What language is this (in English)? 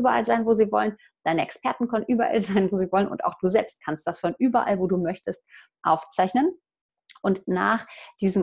German